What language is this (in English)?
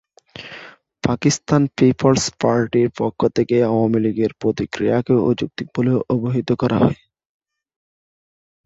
Bangla